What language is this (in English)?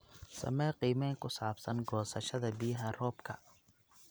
Somali